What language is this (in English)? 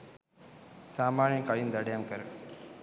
Sinhala